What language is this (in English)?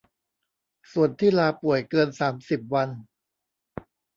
Thai